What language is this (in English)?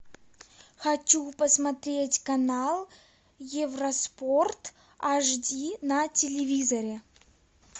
Russian